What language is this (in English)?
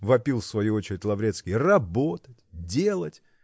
Russian